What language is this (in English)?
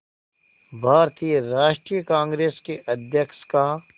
Hindi